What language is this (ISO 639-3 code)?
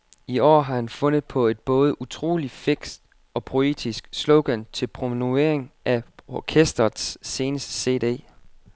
dan